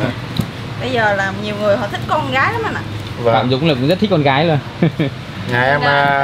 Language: Vietnamese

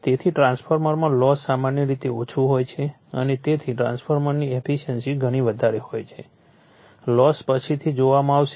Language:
Gujarati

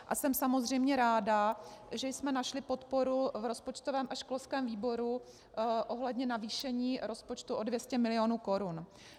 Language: Czech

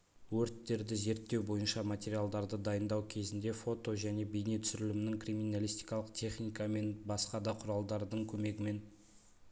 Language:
Kazakh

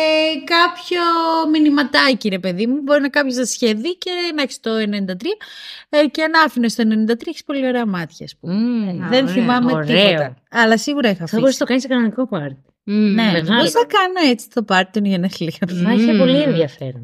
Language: Greek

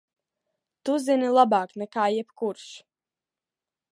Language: Latvian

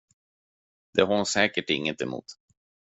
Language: Swedish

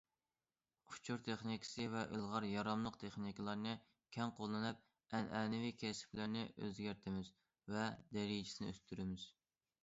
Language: Uyghur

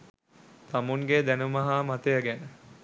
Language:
Sinhala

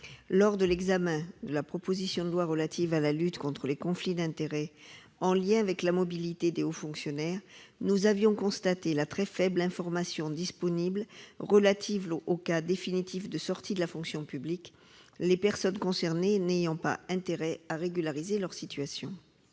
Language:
French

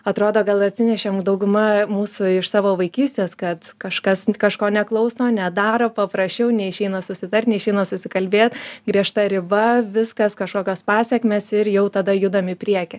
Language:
Lithuanian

